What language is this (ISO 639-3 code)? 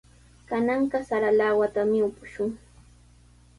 qws